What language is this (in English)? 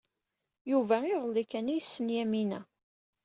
Kabyle